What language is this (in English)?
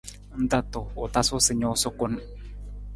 Nawdm